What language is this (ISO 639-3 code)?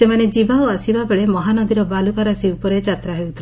ori